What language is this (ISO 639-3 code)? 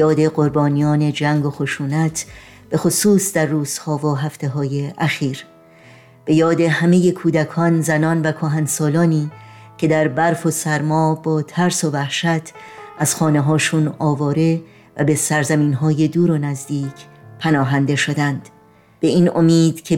fas